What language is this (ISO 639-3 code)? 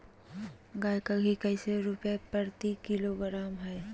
mag